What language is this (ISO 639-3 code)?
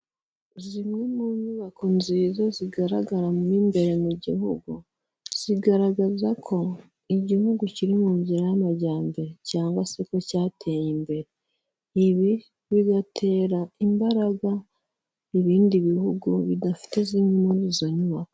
kin